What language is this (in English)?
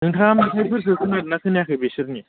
Bodo